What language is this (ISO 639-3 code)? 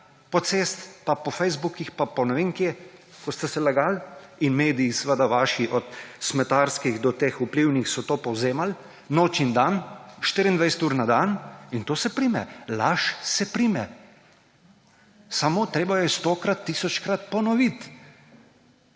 slv